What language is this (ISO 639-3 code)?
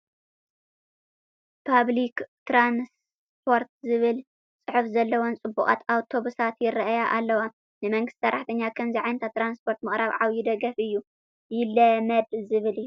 tir